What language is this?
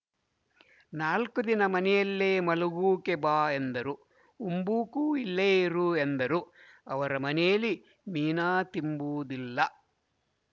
Kannada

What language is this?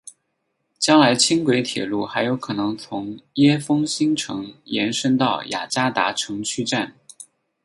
Chinese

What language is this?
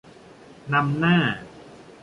Thai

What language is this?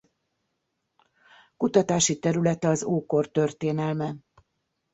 Hungarian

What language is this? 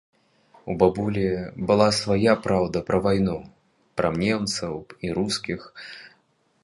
Belarusian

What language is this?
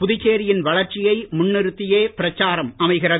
Tamil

